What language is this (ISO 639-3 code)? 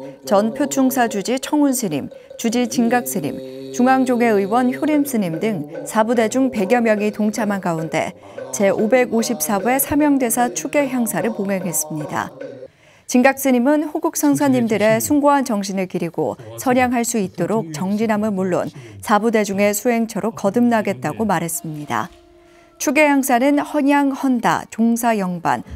kor